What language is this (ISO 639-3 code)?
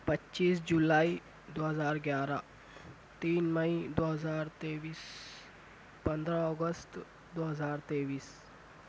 urd